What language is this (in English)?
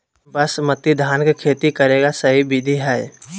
Magahi